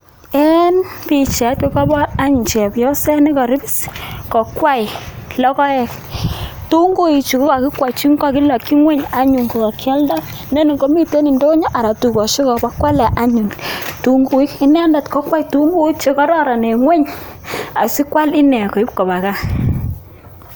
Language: Kalenjin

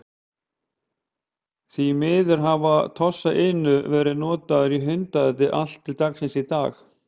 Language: Icelandic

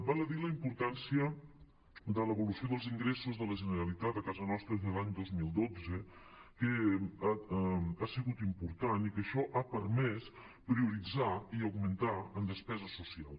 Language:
Catalan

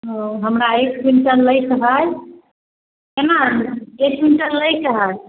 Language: Maithili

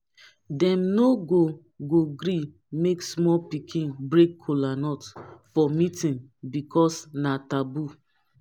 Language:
Nigerian Pidgin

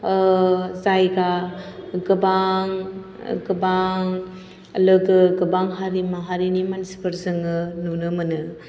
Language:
Bodo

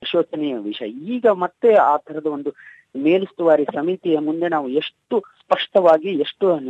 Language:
Kannada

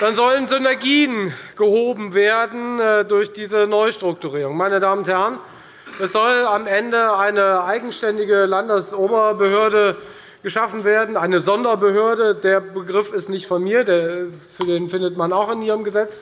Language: German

